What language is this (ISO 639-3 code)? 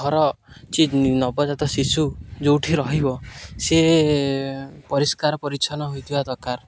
ori